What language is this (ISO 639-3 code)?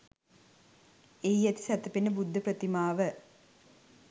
sin